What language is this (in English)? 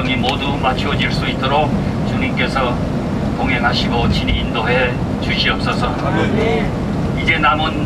Korean